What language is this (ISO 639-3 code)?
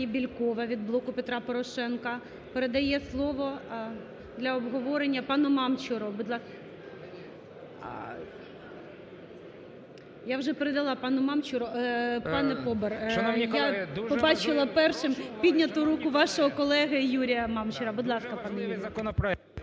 ukr